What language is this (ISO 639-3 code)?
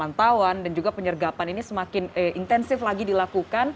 ind